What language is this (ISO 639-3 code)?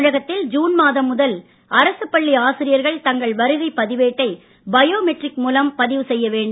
tam